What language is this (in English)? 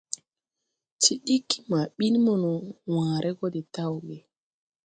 Tupuri